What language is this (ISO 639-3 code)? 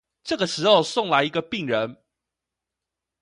zho